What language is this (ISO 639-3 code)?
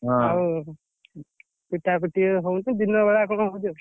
ori